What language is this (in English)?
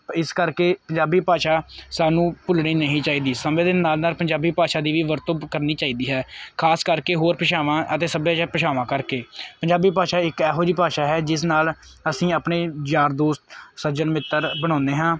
Punjabi